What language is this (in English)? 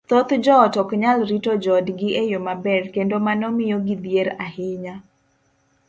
Luo (Kenya and Tanzania)